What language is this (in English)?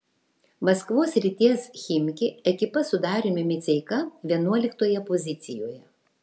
Lithuanian